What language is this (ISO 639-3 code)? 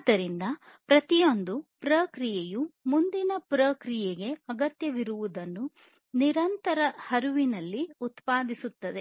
kan